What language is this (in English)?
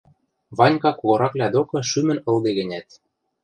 Western Mari